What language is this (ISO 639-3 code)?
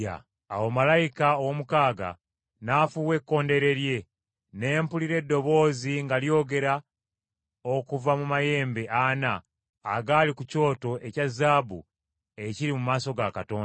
lug